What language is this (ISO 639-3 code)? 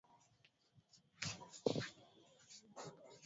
swa